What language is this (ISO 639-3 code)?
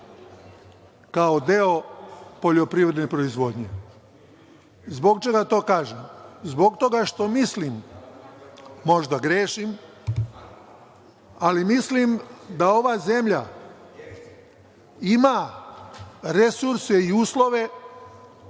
srp